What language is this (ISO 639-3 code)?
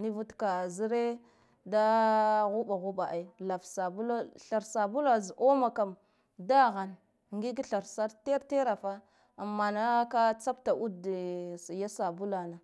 gdf